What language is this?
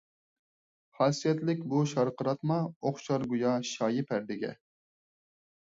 Uyghur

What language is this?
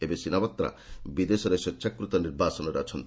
Odia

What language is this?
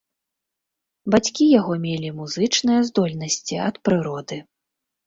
Belarusian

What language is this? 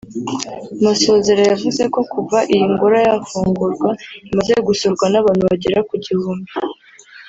Kinyarwanda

